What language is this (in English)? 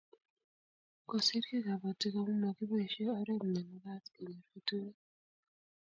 Kalenjin